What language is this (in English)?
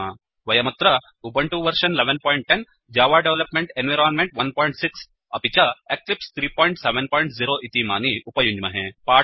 Sanskrit